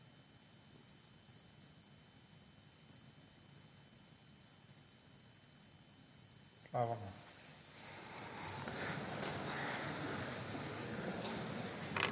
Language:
Slovenian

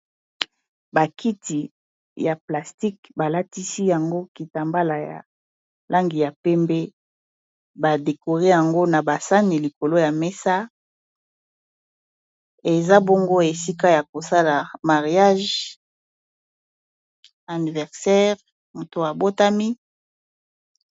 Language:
Lingala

